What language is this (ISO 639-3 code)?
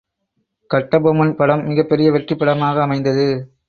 tam